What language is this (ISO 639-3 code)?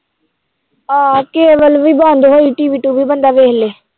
pan